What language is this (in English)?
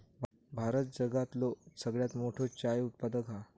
Marathi